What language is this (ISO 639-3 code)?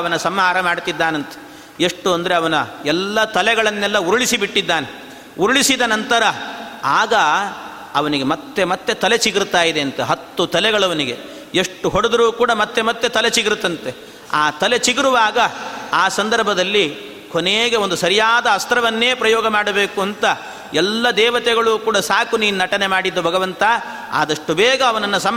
kan